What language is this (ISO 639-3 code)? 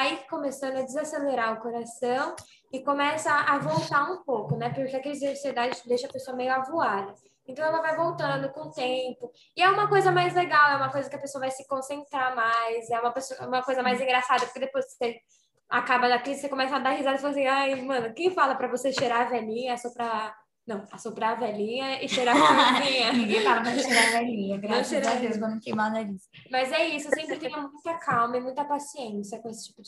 por